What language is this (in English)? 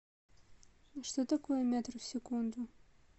Russian